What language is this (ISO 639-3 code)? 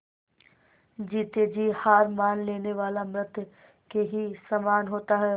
hin